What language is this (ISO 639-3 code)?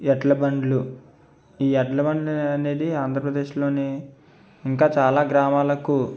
tel